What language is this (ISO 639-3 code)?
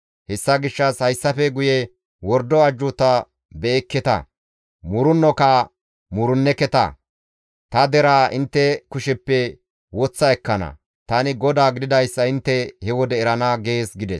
gmv